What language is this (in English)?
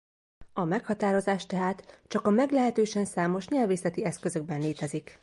Hungarian